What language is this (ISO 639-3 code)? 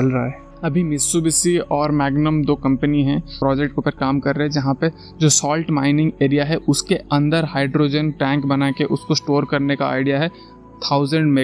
hin